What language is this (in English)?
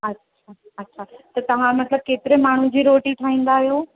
Sindhi